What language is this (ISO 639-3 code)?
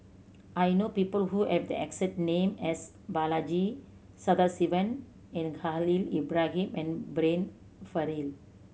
eng